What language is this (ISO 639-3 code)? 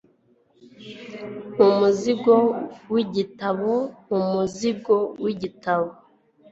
kin